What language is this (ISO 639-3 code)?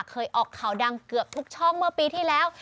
tha